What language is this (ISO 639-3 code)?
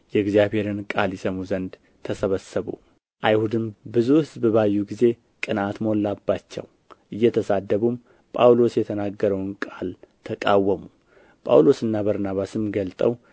amh